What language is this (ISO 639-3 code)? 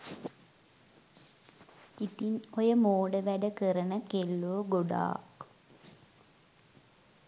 sin